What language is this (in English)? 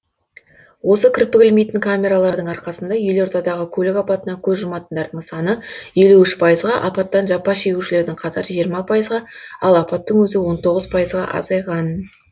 Kazakh